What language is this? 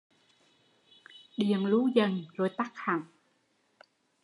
Vietnamese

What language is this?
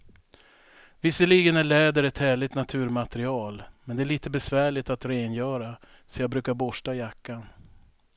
Swedish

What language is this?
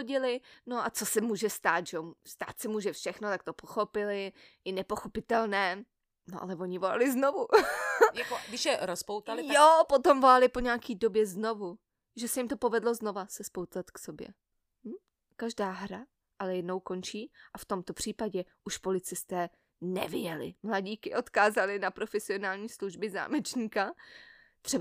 Czech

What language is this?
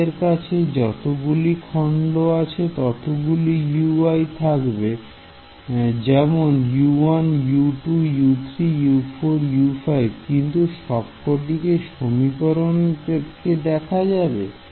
Bangla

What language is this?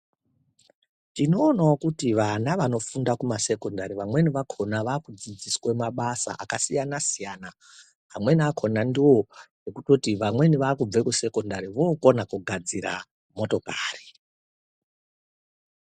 Ndau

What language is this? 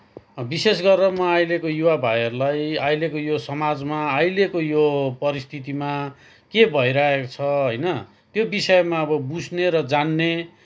Nepali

